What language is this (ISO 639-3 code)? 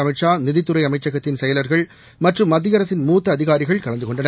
tam